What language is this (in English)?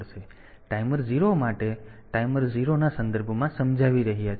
Gujarati